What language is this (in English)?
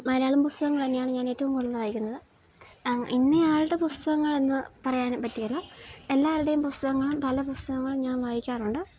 Malayalam